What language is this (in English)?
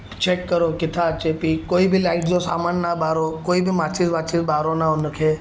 Sindhi